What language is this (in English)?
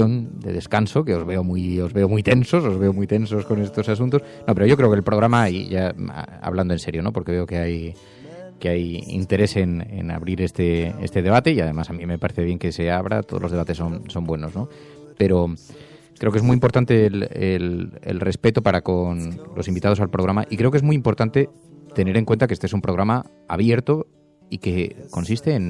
Spanish